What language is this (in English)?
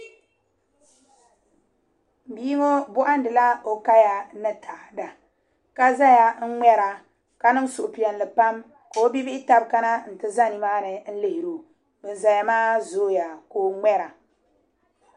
Dagbani